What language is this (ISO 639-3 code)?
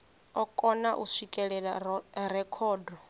ven